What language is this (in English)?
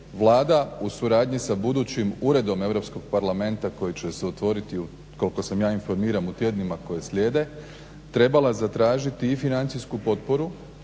Croatian